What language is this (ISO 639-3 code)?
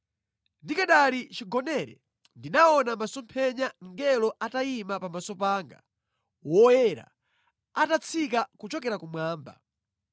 nya